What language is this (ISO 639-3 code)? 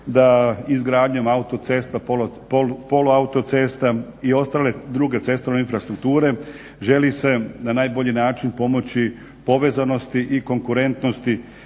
hrv